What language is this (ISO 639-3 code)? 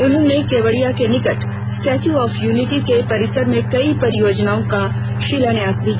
hin